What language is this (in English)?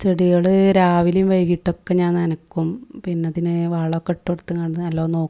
Malayalam